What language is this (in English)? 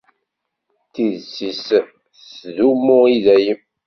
Kabyle